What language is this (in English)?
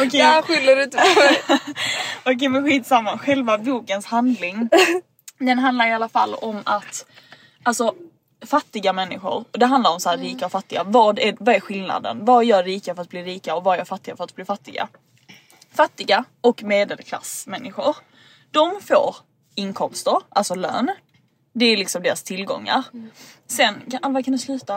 Swedish